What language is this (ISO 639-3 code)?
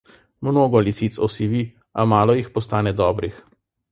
slv